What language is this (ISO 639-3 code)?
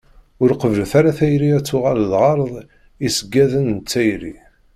kab